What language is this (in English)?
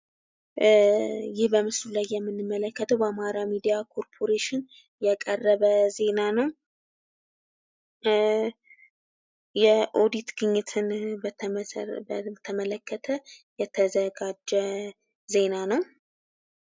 Amharic